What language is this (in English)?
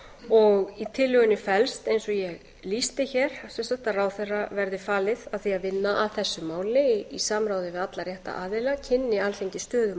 Icelandic